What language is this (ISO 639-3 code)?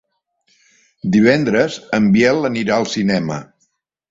cat